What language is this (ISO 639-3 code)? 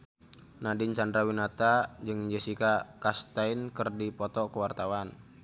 sun